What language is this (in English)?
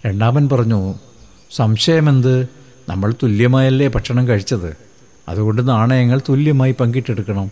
Malayalam